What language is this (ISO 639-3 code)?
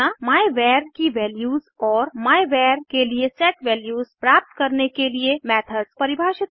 hin